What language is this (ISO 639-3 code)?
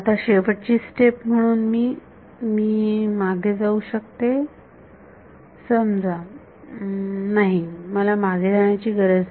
mar